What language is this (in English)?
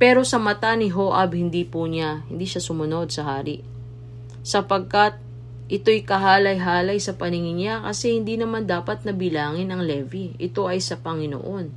Filipino